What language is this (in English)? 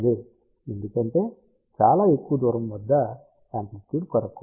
Telugu